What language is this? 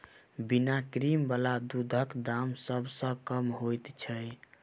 Maithili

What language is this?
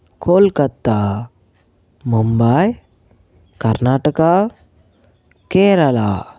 Telugu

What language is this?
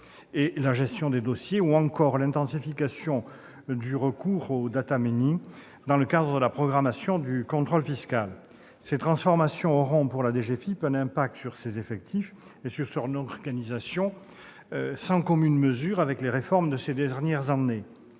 French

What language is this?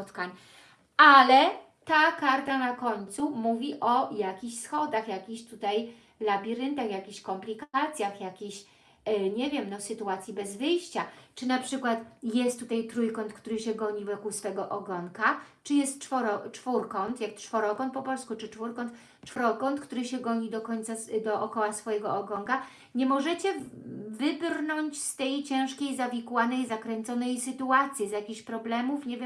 Polish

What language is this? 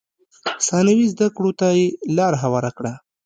Pashto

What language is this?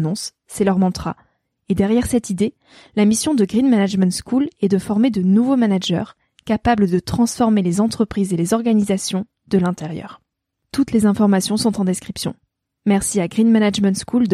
French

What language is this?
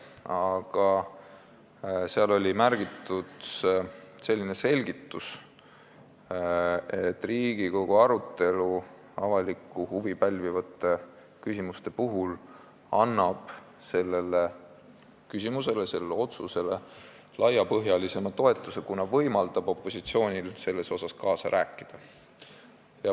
Estonian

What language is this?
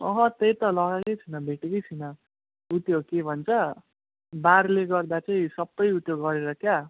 Nepali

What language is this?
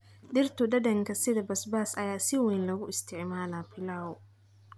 Somali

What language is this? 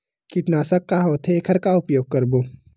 Chhattisgarhi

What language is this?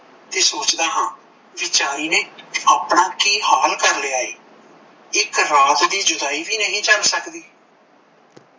Punjabi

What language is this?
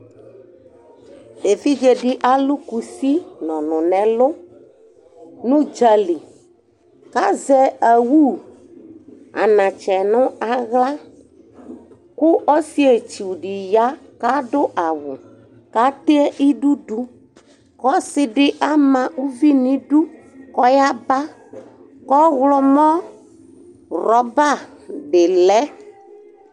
Ikposo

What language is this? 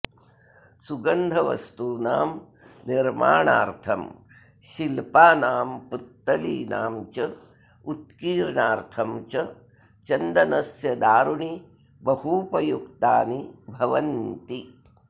Sanskrit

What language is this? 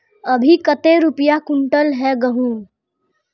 Magahi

